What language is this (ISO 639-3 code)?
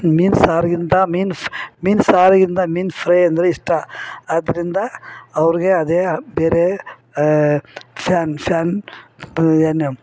kan